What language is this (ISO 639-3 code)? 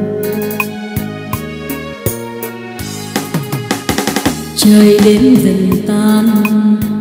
vie